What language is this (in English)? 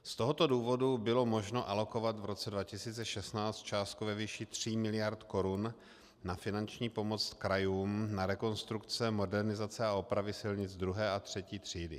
Czech